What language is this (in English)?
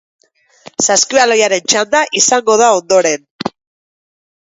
Basque